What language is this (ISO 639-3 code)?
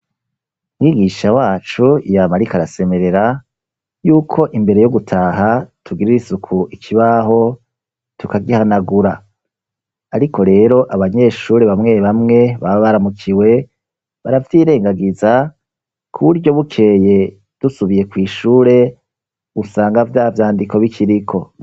run